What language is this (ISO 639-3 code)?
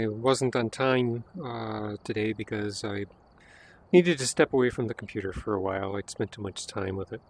eng